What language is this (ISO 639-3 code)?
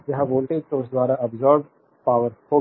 hin